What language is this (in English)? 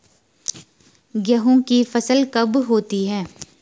Hindi